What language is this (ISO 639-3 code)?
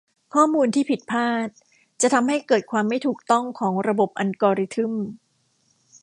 tha